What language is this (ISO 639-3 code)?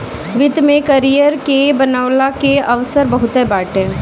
bho